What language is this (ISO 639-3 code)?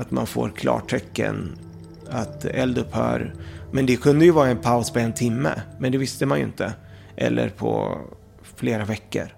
swe